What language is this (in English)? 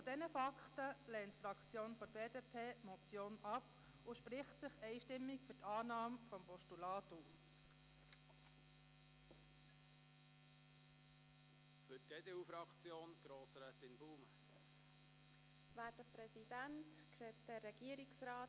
Swiss German